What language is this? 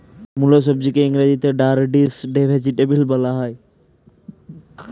Bangla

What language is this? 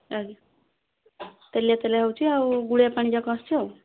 Odia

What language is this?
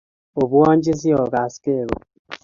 Kalenjin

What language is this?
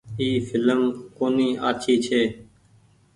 Goaria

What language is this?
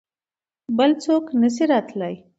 Pashto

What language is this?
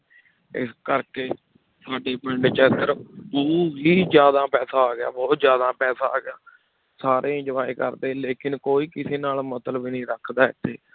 Punjabi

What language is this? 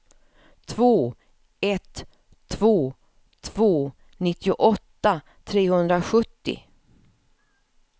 Swedish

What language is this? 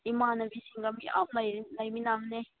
Manipuri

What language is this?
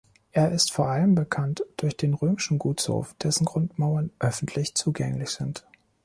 German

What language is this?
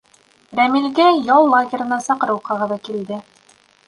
Bashkir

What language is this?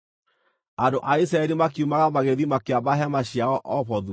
Kikuyu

